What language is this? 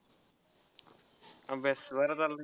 Marathi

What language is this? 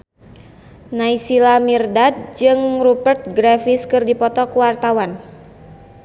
Sundanese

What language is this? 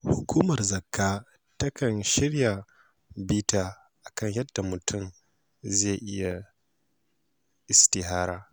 Hausa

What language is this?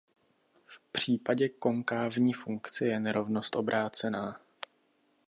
Czech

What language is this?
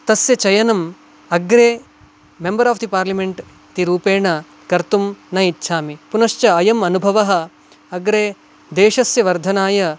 Sanskrit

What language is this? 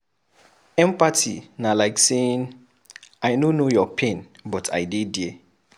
Nigerian Pidgin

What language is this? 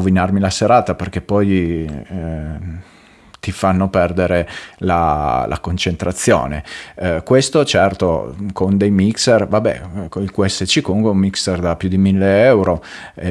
Italian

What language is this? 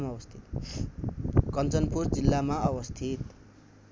Nepali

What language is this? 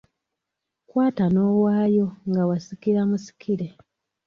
Ganda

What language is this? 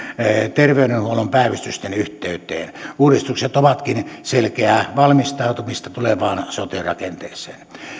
Finnish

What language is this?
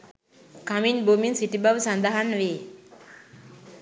Sinhala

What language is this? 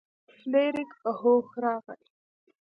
Pashto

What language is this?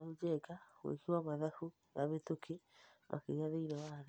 Kikuyu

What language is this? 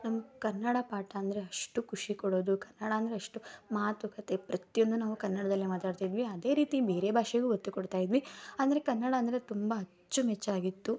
Kannada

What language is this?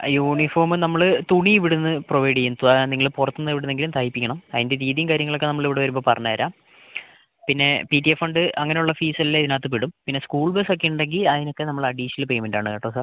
Malayalam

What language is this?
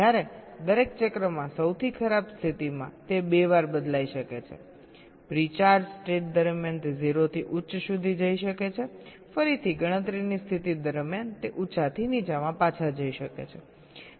Gujarati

